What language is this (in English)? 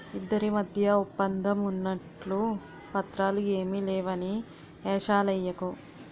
Telugu